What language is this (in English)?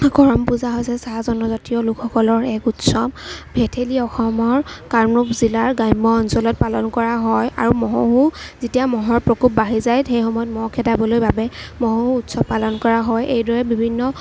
Assamese